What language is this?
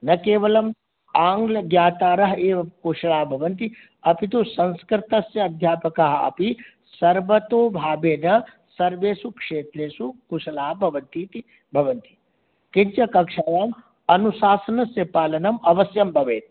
Sanskrit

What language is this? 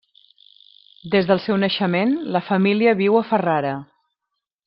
Catalan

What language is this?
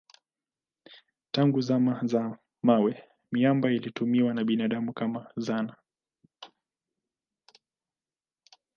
Swahili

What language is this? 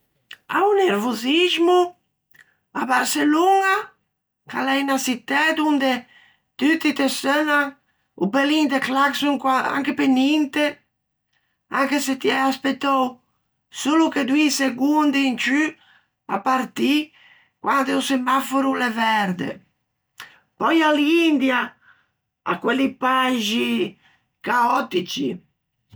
Ligurian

